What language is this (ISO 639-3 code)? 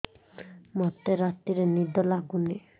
ori